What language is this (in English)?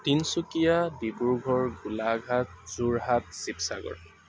Assamese